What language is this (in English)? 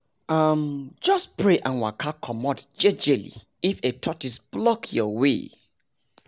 Nigerian Pidgin